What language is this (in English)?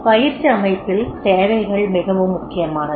Tamil